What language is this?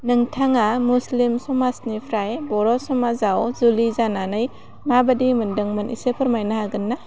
Bodo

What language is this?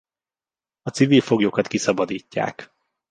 Hungarian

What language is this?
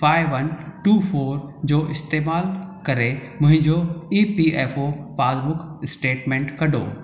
Sindhi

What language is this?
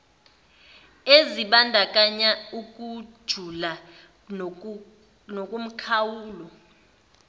Zulu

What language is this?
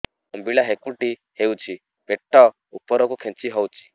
Odia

